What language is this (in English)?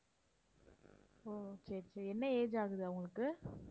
Tamil